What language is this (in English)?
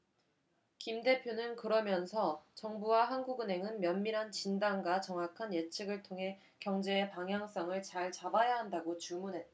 Korean